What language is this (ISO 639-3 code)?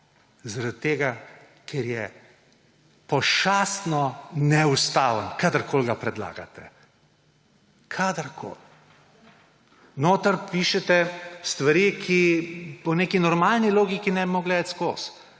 slv